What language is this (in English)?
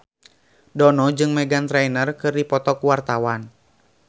Sundanese